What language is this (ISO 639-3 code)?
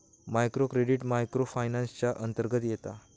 mar